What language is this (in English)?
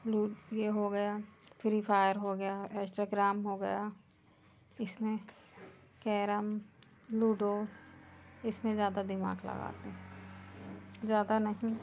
Hindi